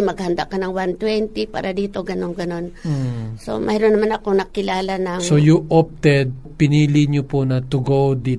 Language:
Filipino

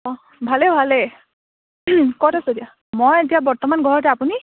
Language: Assamese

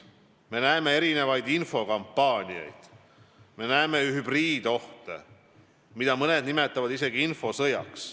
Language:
Estonian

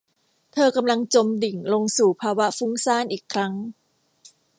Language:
Thai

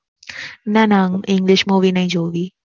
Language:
Gujarati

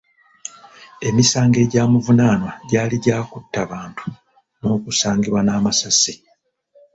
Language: Ganda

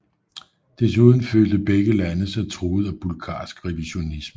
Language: Danish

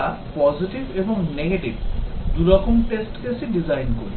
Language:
Bangla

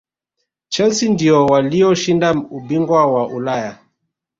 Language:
Swahili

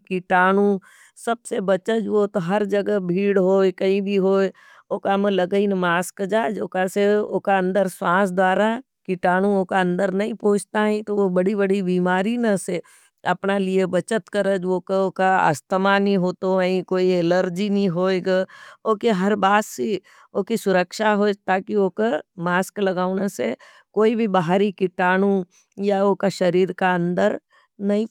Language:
Nimadi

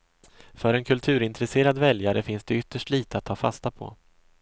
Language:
Swedish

